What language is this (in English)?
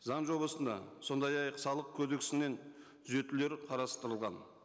Kazakh